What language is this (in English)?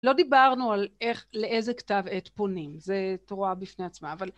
Hebrew